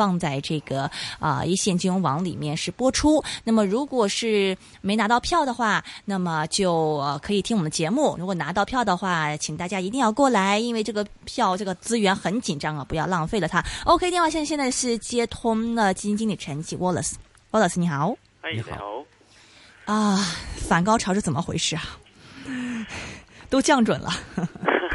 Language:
Chinese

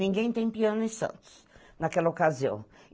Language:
Portuguese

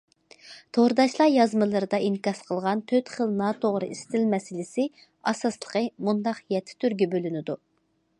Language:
Uyghur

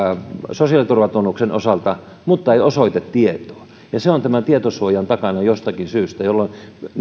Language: Finnish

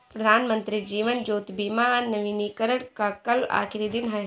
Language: Hindi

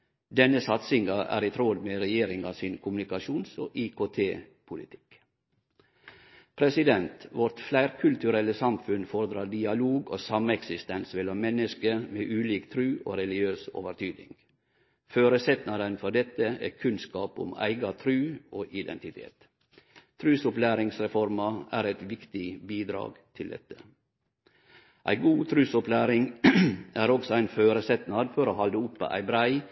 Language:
Norwegian Nynorsk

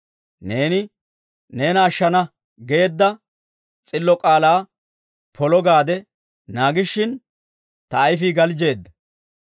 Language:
Dawro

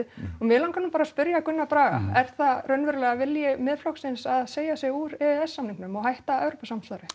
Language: Icelandic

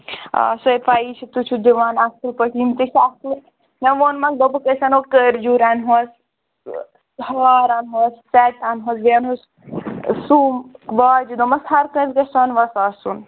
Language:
Kashmiri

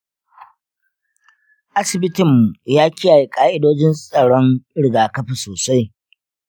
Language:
Hausa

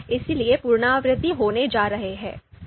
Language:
Hindi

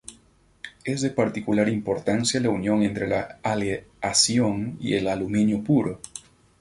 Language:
Spanish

